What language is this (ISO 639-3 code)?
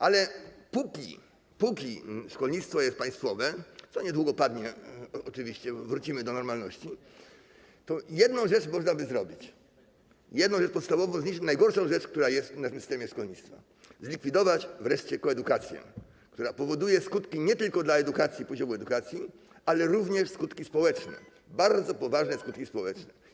pol